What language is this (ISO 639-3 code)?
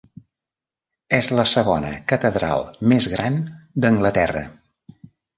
cat